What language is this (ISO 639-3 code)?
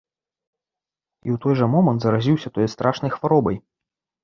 bel